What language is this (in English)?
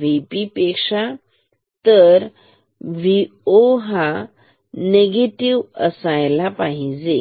Marathi